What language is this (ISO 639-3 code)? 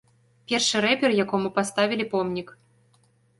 bel